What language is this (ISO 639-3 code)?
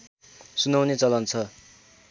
nep